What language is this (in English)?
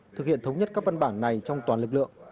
Vietnamese